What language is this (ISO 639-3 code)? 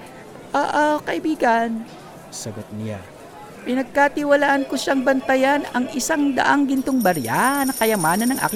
fil